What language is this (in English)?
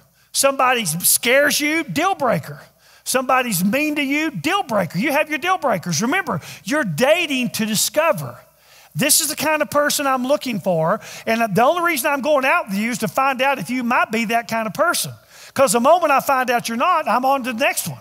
English